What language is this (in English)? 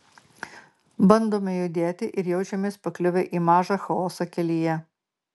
Lithuanian